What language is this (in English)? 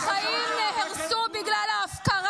Hebrew